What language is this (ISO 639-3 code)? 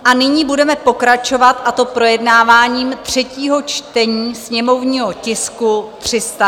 ces